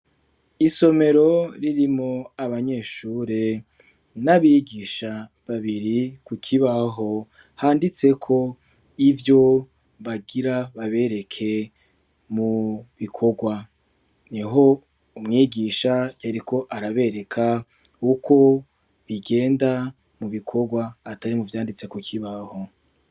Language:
Rundi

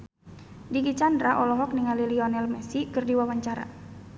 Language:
Sundanese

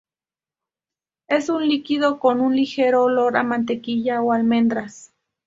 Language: Spanish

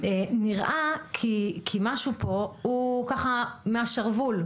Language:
Hebrew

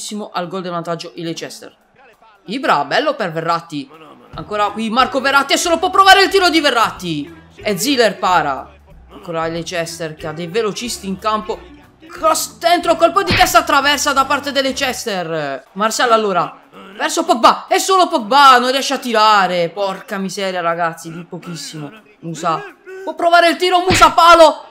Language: Italian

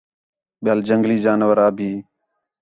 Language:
Khetrani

